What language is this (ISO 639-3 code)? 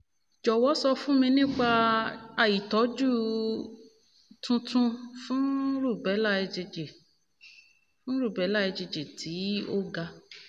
yor